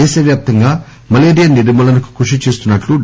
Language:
Telugu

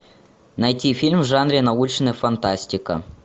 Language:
Russian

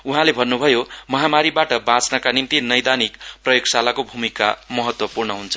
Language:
Nepali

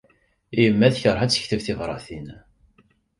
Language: Kabyle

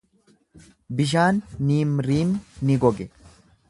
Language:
Oromo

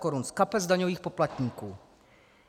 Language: Czech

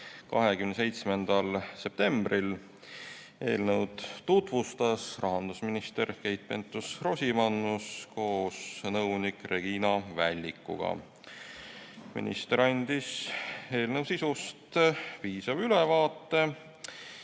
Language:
Estonian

